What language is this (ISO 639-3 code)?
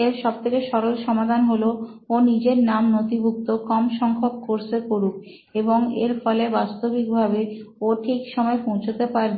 ben